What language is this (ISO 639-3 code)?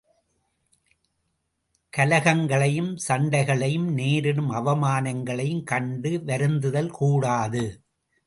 tam